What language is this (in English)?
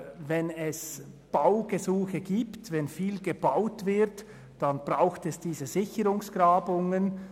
Swiss German